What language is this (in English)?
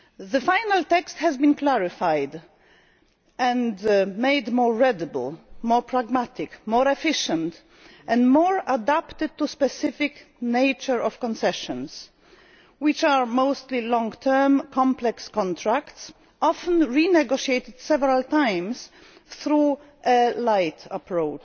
English